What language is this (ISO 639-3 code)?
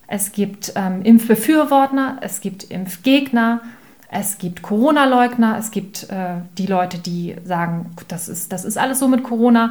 deu